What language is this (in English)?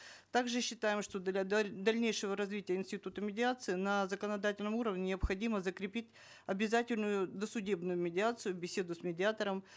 Kazakh